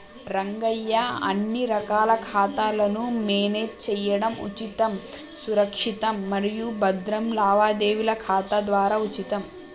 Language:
Telugu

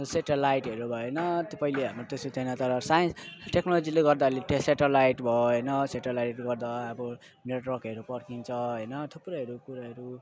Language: Nepali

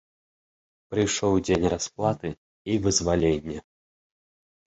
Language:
Belarusian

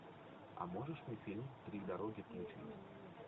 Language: Russian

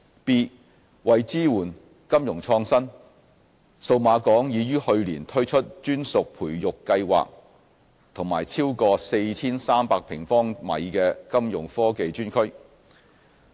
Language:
Cantonese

